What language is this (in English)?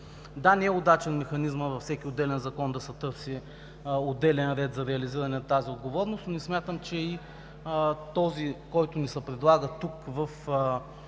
Bulgarian